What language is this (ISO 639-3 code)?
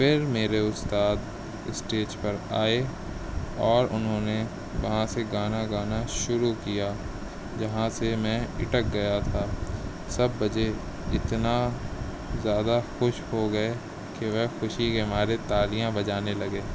urd